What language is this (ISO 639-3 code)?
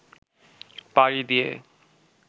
ben